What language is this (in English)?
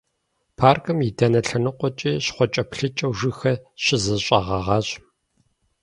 Kabardian